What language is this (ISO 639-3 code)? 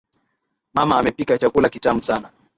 swa